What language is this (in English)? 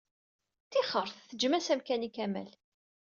Kabyle